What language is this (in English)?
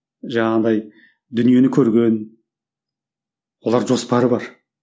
Kazakh